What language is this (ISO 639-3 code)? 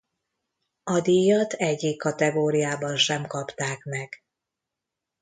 hun